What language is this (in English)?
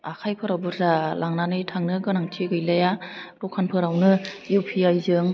Bodo